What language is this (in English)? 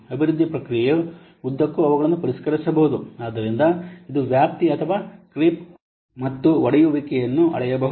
Kannada